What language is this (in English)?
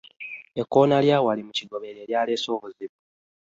Ganda